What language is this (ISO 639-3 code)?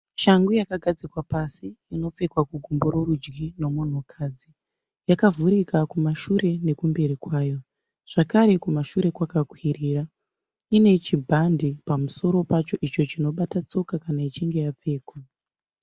sna